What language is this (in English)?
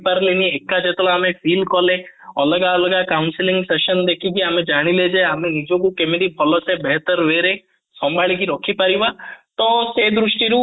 Odia